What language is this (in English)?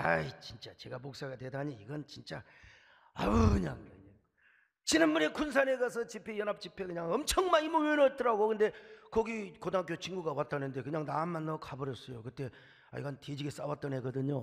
Korean